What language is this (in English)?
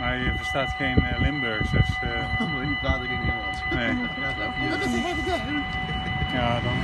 Dutch